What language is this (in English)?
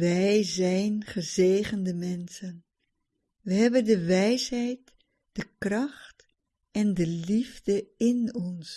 Dutch